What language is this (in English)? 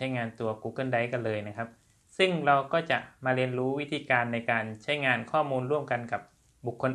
Thai